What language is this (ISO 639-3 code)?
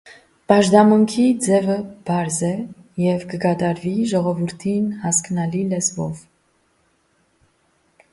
hye